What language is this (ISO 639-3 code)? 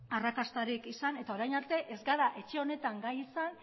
eus